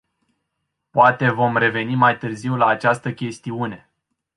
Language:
Romanian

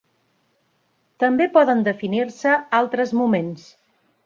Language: Catalan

